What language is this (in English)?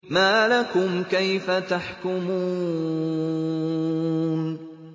Arabic